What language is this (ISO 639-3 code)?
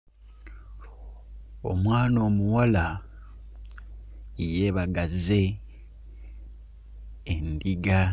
lug